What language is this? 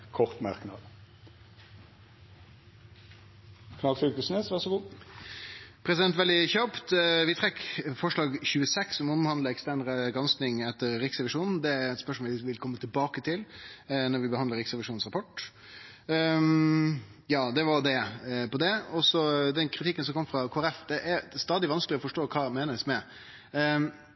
Norwegian Nynorsk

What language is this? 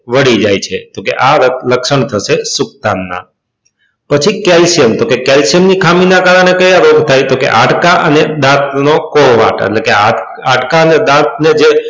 Gujarati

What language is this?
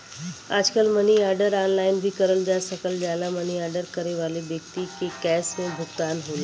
Bhojpuri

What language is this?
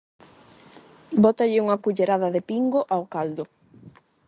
Galician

